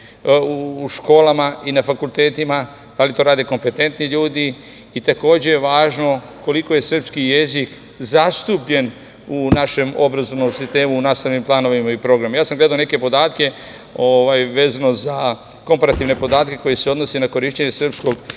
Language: Serbian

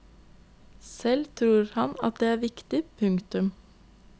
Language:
Norwegian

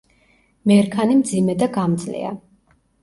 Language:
Georgian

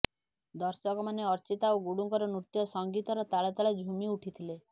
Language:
Odia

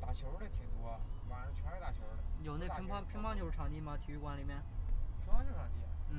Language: Chinese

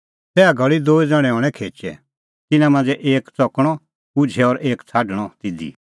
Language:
Kullu Pahari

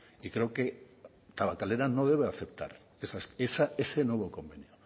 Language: Spanish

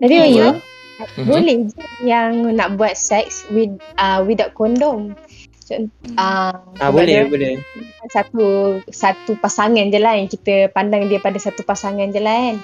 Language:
Malay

